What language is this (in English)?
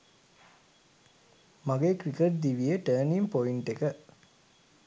Sinhala